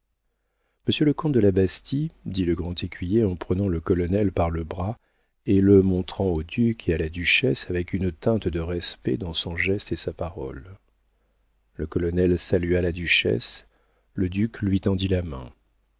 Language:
French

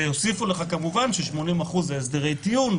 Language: Hebrew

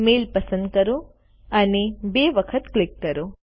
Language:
Gujarati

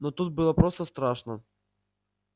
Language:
Russian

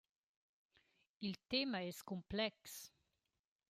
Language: Romansh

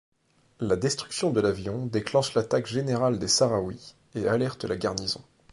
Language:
French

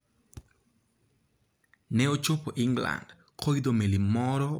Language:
Luo (Kenya and Tanzania)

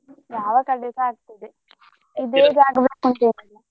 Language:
Kannada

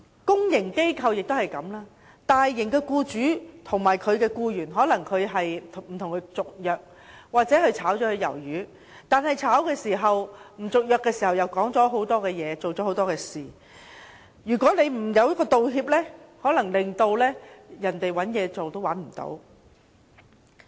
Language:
Cantonese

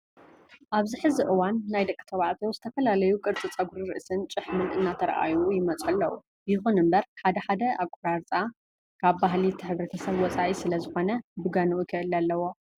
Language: Tigrinya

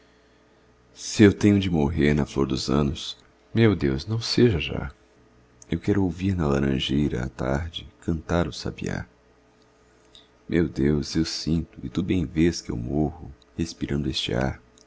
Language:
Portuguese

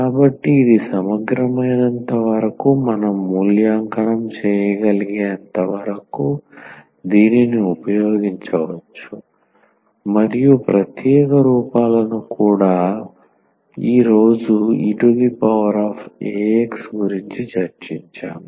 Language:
Telugu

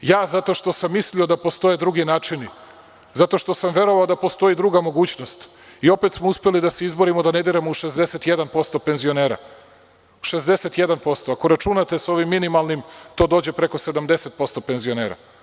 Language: Serbian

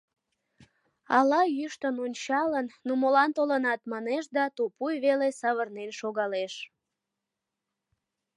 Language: Mari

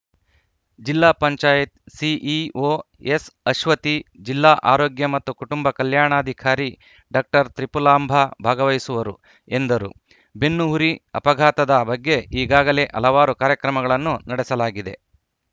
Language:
Kannada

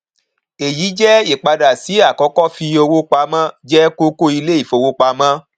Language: Yoruba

